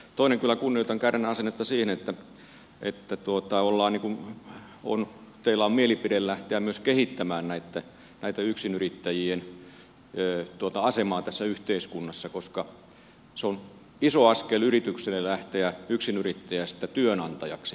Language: Finnish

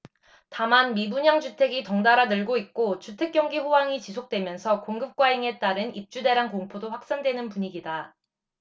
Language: Korean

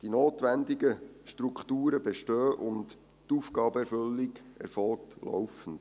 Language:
Swiss German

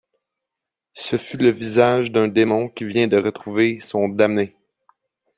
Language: French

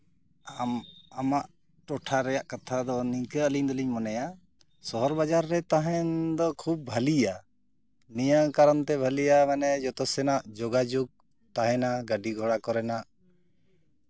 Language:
Santali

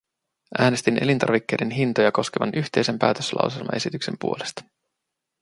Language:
Finnish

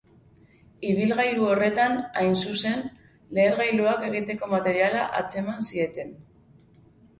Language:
Basque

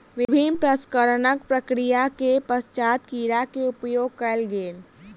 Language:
Maithili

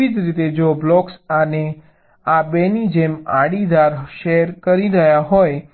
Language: Gujarati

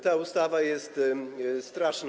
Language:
Polish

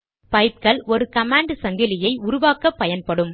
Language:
Tamil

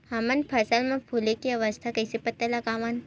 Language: Chhattisgarhi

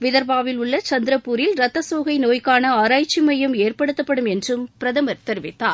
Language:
Tamil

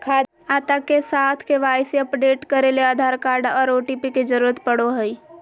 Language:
Magahi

